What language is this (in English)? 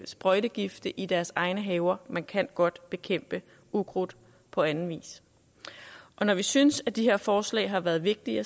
Danish